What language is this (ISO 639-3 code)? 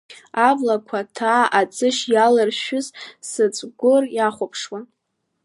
abk